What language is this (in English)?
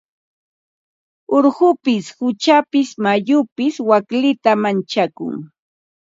Ambo-Pasco Quechua